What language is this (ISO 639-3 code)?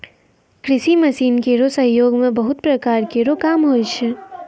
mai